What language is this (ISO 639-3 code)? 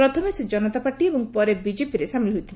ori